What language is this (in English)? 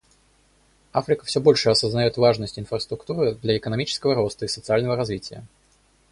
Russian